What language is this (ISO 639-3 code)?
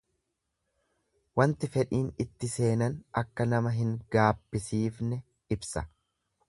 orm